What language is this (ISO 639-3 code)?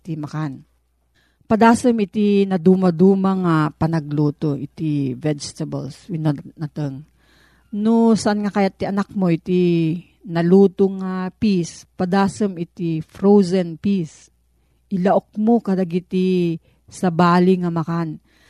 fil